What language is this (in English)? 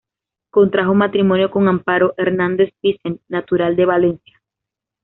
Spanish